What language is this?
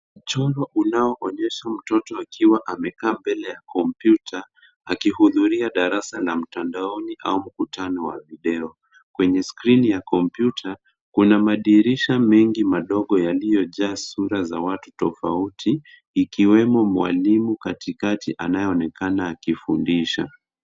Swahili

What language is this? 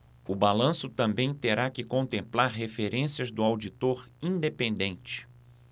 Portuguese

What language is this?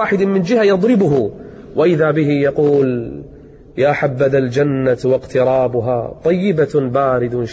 Arabic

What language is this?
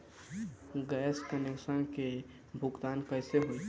Bhojpuri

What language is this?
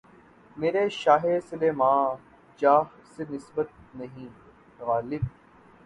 Urdu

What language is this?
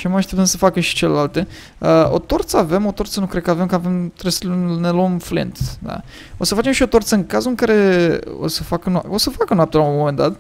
Romanian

